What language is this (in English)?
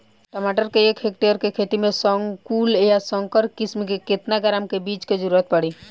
Bhojpuri